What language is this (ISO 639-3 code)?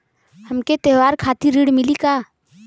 bho